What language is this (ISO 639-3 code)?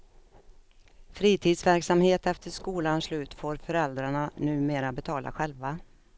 swe